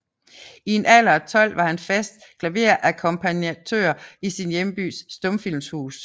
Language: Danish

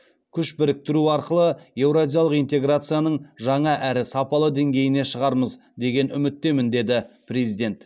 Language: Kazakh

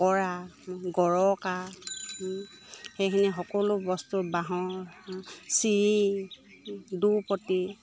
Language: Assamese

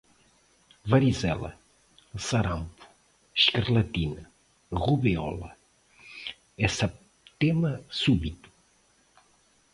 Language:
Portuguese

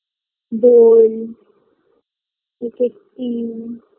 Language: Bangla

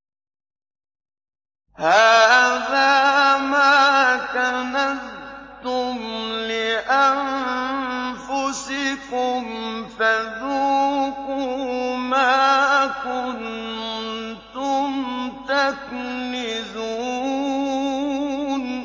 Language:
Arabic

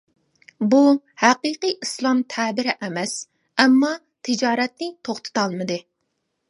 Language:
Uyghur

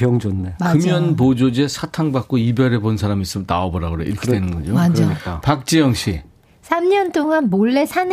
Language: Korean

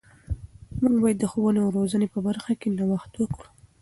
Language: Pashto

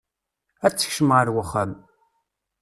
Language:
Kabyle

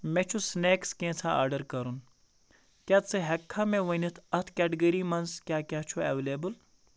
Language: Kashmiri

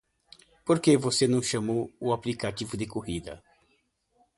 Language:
Portuguese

